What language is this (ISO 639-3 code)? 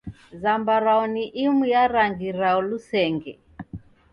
dav